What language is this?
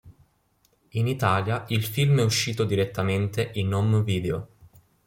Italian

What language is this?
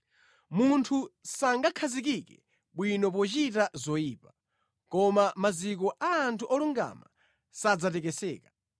Nyanja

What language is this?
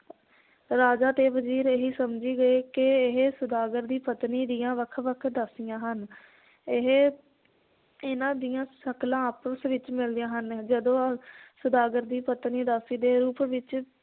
Punjabi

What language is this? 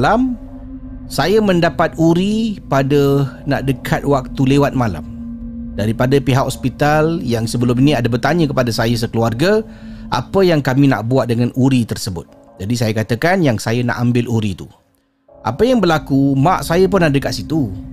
Malay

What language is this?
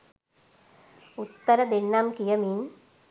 Sinhala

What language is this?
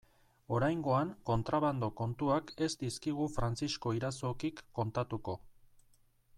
Basque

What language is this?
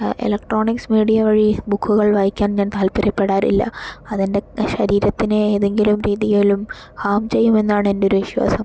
Malayalam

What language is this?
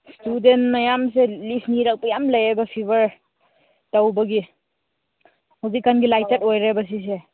Manipuri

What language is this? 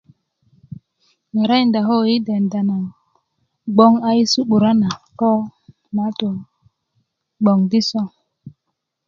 Kuku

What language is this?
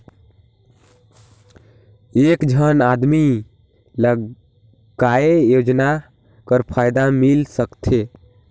Chhattisgarhi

